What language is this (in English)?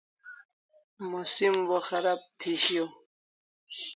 Kalasha